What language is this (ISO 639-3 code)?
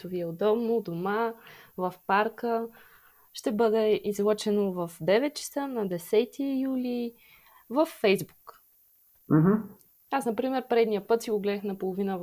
bul